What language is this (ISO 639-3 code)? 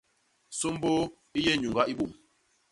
bas